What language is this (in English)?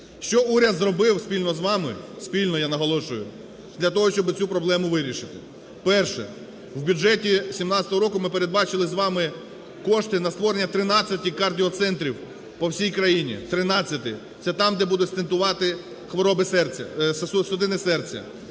Ukrainian